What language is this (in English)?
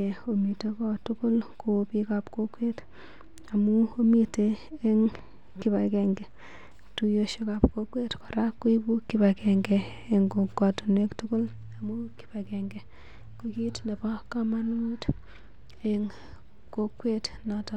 Kalenjin